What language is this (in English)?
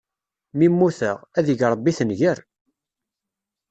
Kabyle